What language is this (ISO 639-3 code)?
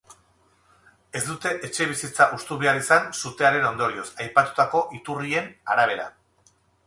eus